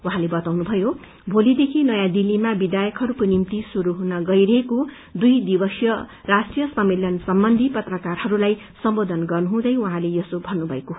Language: Nepali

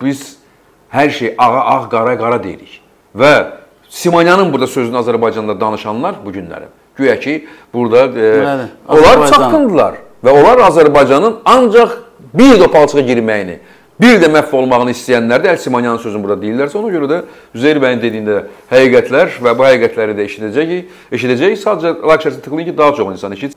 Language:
Turkish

